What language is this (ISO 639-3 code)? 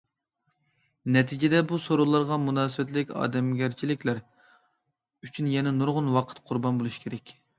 uig